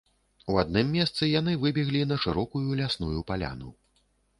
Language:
Belarusian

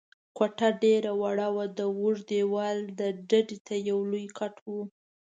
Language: Pashto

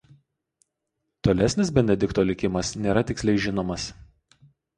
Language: Lithuanian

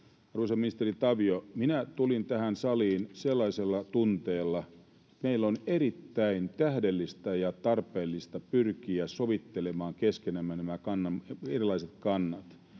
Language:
Finnish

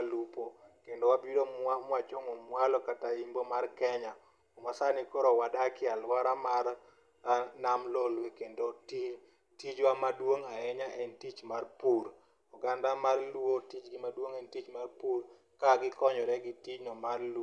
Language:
Luo (Kenya and Tanzania)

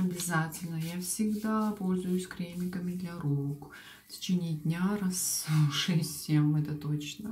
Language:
Russian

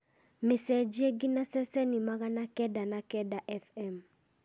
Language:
Kikuyu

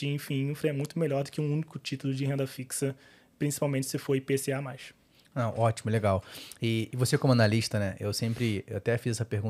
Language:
Portuguese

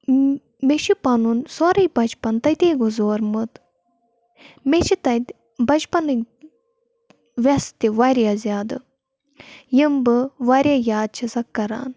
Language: Kashmiri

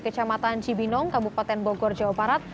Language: Indonesian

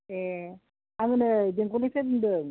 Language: Bodo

